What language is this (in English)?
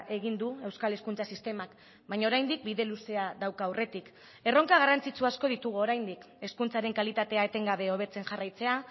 Basque